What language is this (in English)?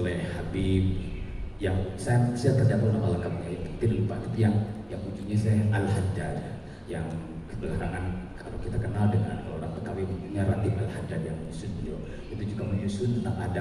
Indonesian